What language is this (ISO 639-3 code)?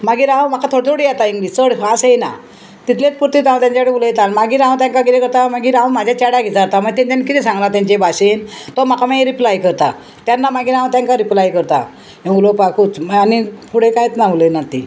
kok